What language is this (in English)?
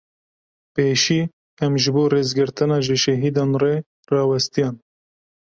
Kurdish